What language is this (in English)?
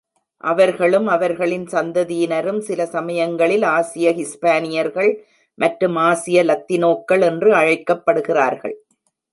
Tamil